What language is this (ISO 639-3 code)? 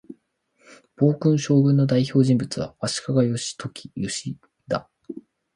jpn